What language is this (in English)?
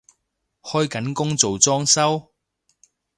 Cantonese